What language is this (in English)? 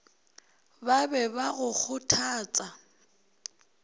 Northern Sotho